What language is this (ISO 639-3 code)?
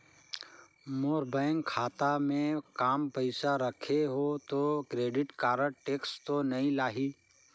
hne